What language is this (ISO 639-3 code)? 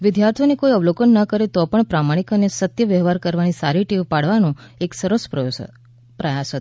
guj